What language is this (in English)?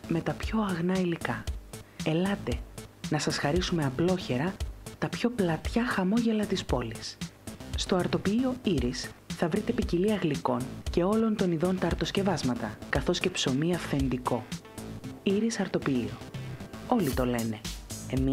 Greek